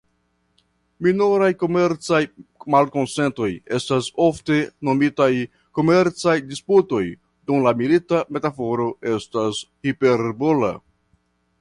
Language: Esperanto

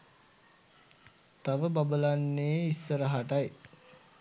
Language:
Sinhala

